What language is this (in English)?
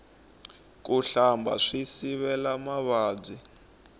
Tsonga